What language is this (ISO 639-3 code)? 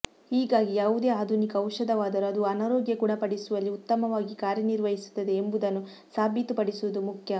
kan